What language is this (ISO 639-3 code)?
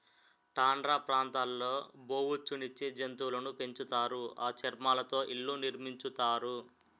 tel